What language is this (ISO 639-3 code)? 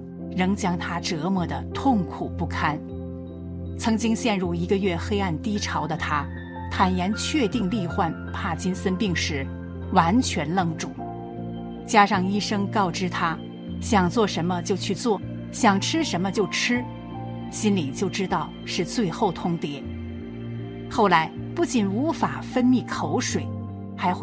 zho